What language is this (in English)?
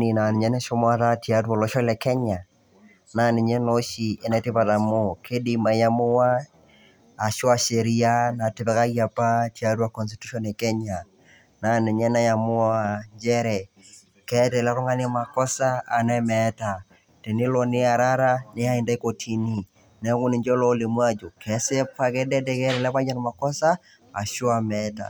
Masai